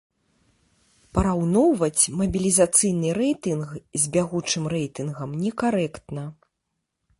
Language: Belarusian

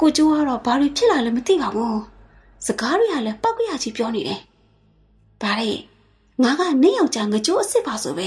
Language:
Thai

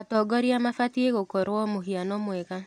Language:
Kikuyu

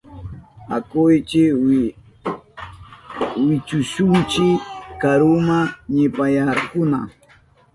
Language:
Southern Pastaza Quechua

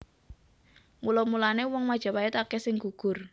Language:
Javanese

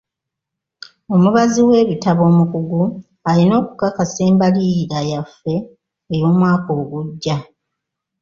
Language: Ganda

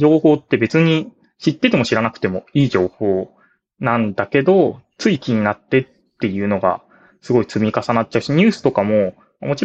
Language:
Japanese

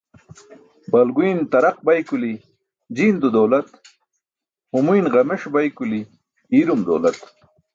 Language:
Burushaski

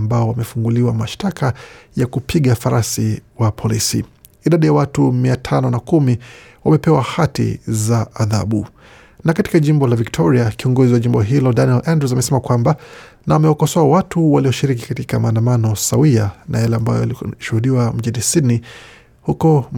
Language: Swahili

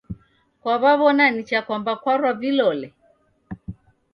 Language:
Taita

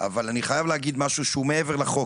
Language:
Hebrew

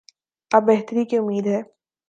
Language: Urdu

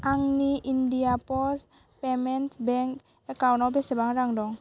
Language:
Bodo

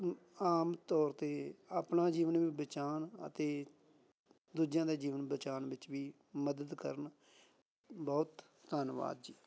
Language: Punjabi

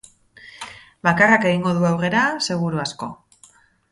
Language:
Basque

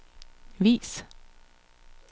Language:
Danish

